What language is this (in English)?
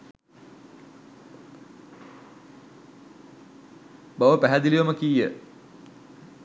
Sinhala